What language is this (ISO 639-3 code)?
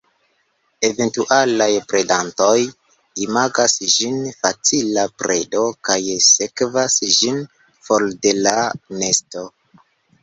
epo